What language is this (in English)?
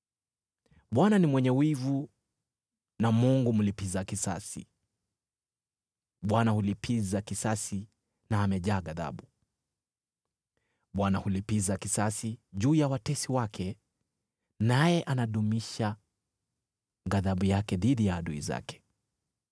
Swahili